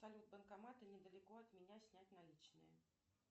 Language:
Russian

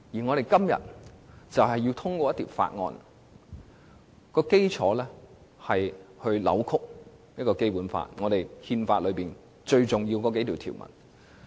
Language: Cantonese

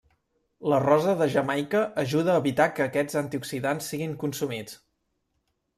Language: Catalan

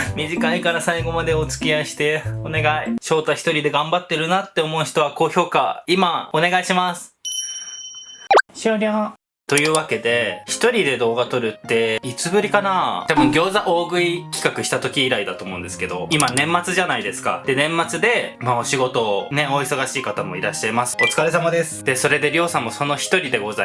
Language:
Japanese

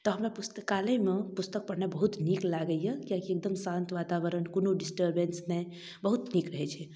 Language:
Maithili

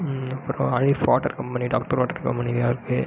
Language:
Tamil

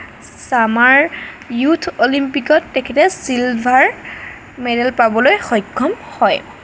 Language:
Assamese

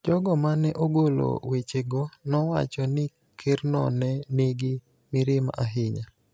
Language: Luo (Kenya and Tanzania)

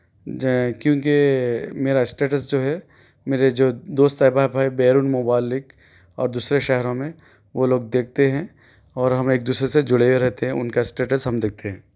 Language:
Urdu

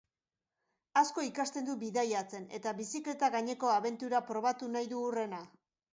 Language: Basque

